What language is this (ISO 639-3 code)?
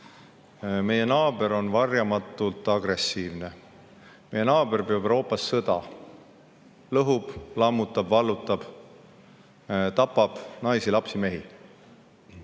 est